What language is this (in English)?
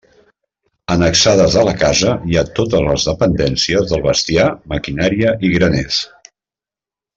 Catalan